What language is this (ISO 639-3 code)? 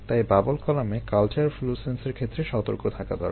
ben